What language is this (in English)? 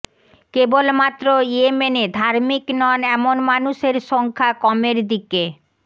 Bangla